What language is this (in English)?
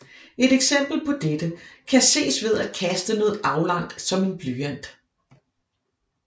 Danish